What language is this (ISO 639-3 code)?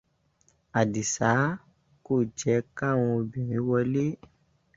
yor